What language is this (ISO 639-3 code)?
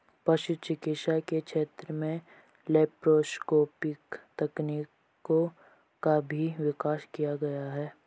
hin